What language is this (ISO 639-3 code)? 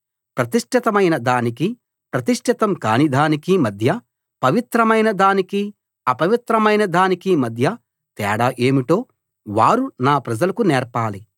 tel